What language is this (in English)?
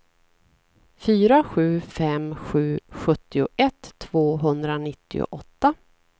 Swedish